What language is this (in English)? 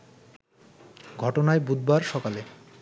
Bangla